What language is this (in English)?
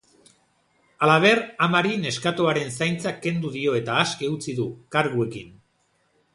Basque